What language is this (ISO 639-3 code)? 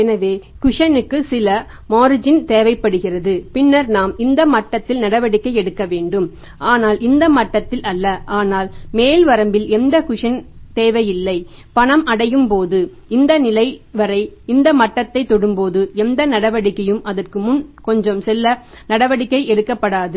tam